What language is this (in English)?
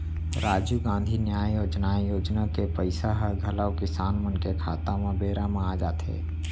Chhattisgarhi